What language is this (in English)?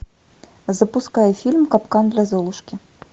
Russian